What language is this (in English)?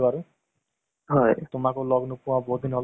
Assamese